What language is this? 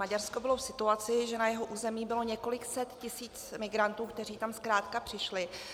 Czech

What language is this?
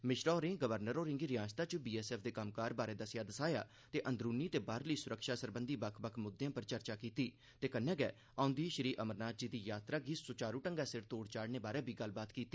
Dogri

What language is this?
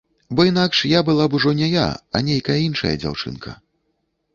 Belarusian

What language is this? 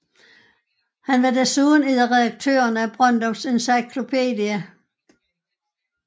Danish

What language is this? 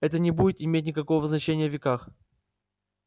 Russian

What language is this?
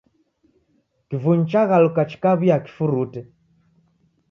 Taita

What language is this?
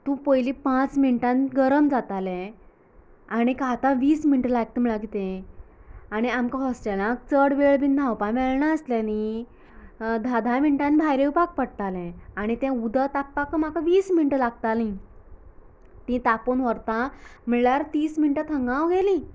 Konkani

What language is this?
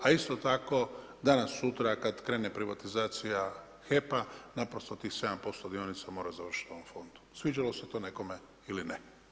Croatian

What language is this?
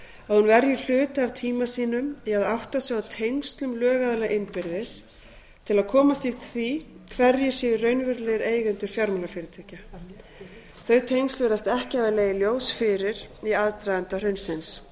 Icelandic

